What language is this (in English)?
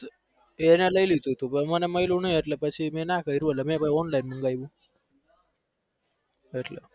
Gujarati